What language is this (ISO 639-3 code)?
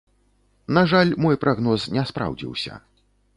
bel